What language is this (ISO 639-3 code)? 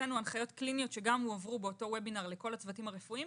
heb